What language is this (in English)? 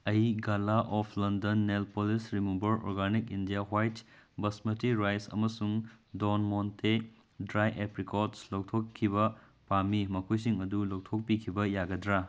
Manipuri